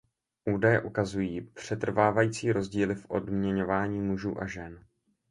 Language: Czech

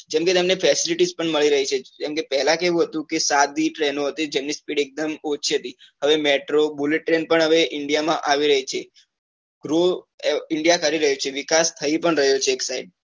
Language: Gujarati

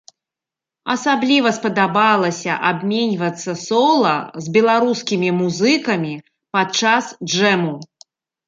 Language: Belarusian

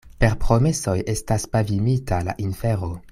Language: Esperanto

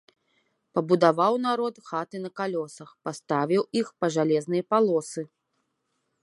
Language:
Belarusian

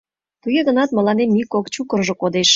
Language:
Mari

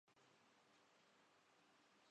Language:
Urdu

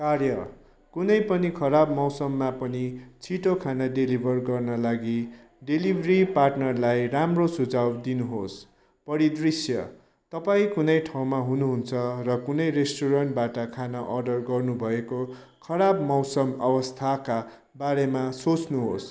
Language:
Nepali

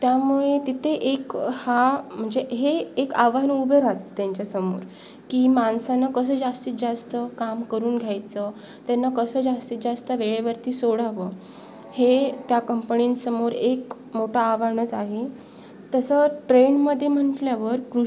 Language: Marathi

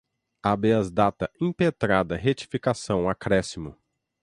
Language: Portuguese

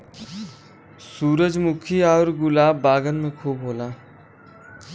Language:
Bhojpuri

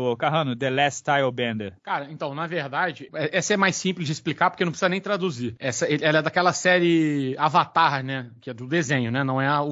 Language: Portuguese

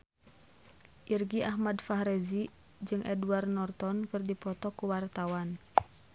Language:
Sundanese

